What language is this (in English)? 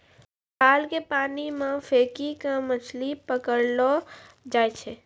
Maithili